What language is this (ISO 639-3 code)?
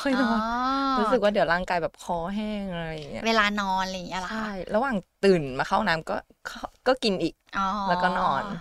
tha